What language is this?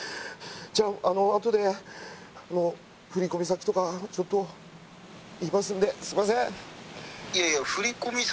Japanese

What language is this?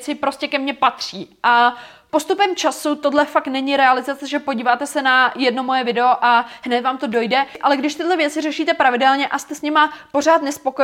Czech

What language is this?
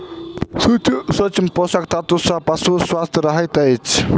Maithili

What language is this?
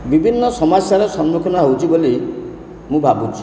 Odia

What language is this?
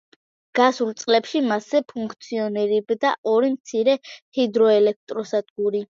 Georgian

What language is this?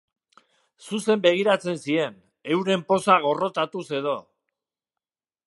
Basque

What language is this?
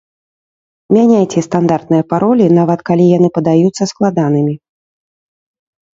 Belarusian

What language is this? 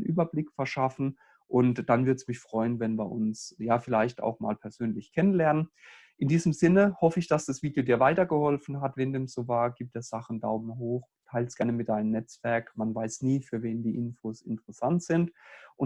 German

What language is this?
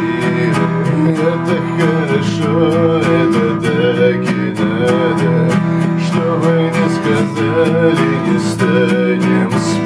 Greek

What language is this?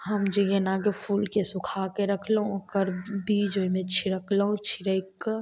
Maithili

